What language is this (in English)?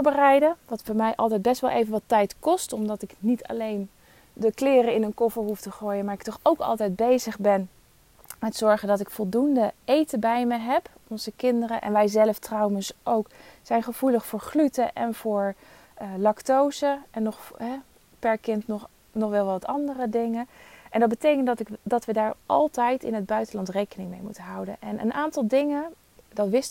Dutch